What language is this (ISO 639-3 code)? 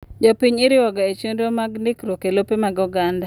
luo